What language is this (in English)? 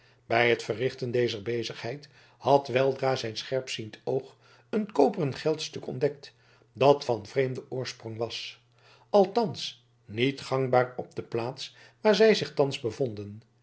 Dutch